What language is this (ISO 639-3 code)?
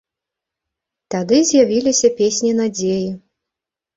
bel